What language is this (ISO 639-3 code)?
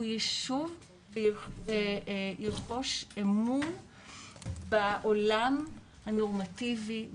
heb